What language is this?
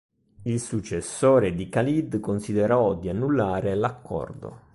Italian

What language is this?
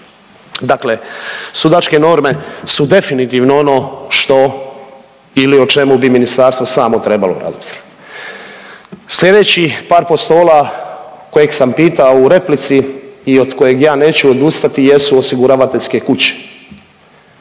Croatian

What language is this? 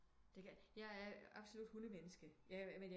Danish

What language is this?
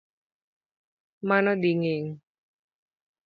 Luo (Kenya and Tanzania)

